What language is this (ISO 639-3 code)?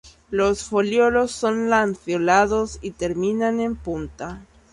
spa